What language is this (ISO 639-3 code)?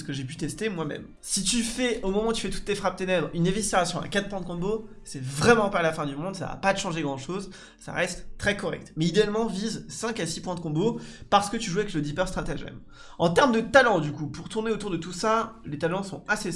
fra